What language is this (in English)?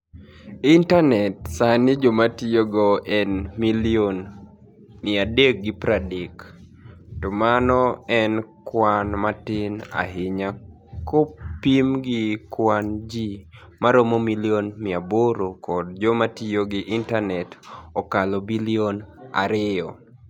Luo (Kenya and Tanzania)